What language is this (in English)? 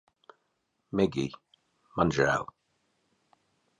Latvian